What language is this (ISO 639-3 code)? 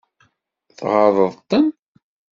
kab